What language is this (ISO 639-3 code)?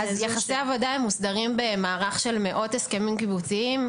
heb